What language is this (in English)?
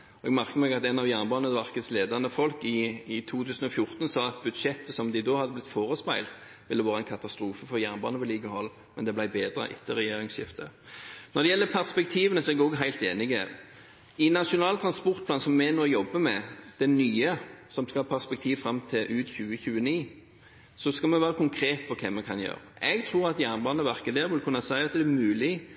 Norwegian Bokmål